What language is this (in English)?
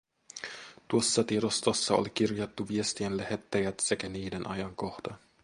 Finnish